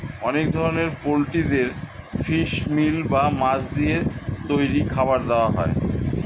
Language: Bangla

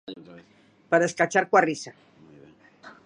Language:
Galician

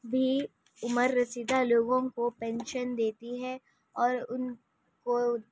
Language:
Urdu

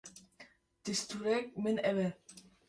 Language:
Kurdish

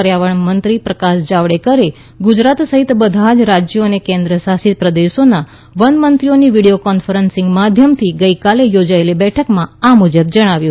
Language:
Gujarati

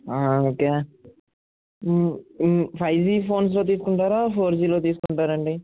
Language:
Telugu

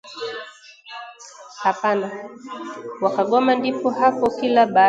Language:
Swahili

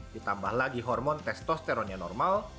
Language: Indonesian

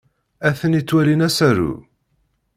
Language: Kabyle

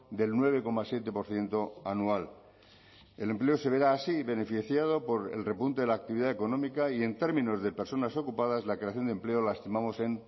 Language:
Spanish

